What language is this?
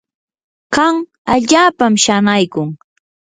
Yanahuanca Pasco Quechua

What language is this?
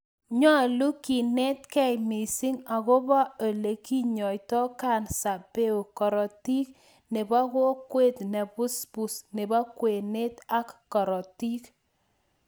Kalenjin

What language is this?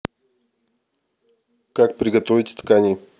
Russian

